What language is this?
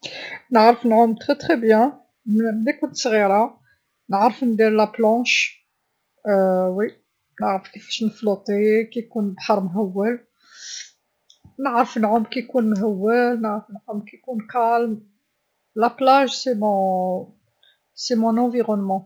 Algerian Arabic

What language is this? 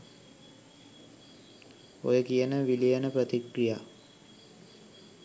Sinhala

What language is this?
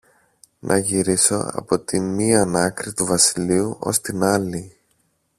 Greek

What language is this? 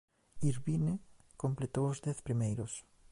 Galician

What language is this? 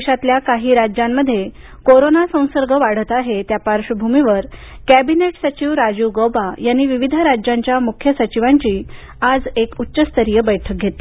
Marathi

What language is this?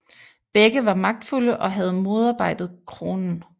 Danish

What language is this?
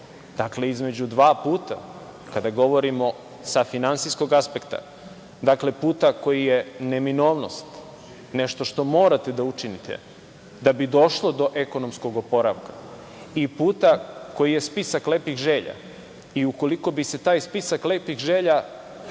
Serbian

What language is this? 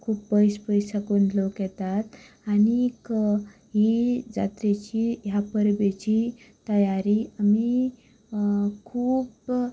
Konkani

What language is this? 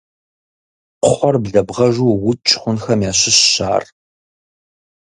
Kabardian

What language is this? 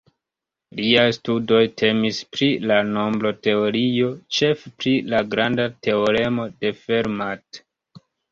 Esperanto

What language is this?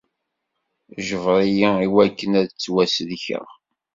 Kabyle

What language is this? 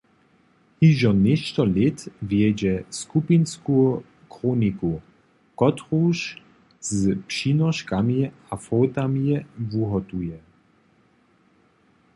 Upper Sorbian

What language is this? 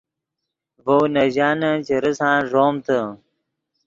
Yidgha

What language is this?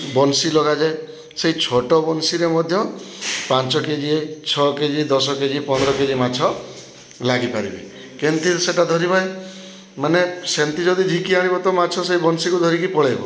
Odia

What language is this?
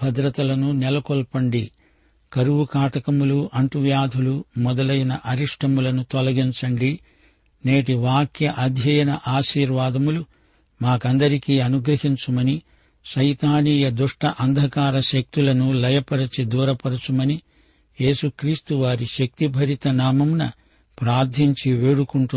Telugu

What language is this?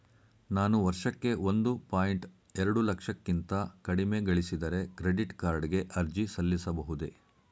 Kannada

